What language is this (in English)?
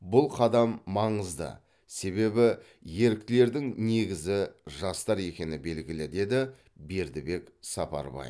Kazakh